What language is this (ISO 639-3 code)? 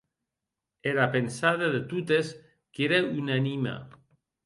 oci